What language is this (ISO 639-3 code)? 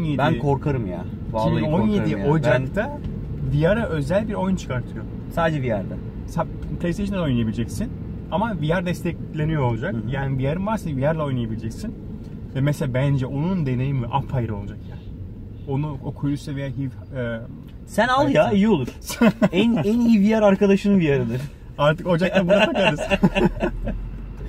tur